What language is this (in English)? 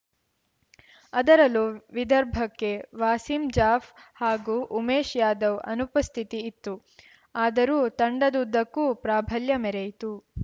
Kannada